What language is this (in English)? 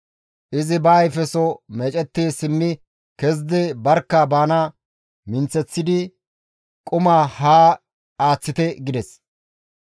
Gamo